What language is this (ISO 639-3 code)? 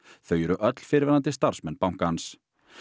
isl